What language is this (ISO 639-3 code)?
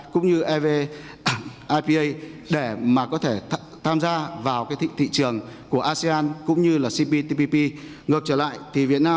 vie